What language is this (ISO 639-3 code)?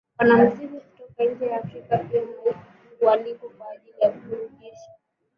swa